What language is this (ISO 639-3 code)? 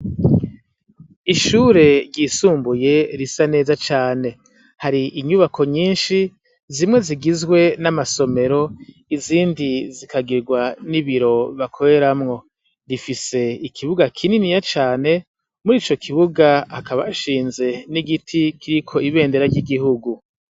run